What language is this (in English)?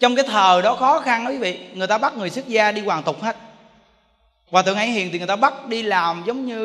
Vietnamese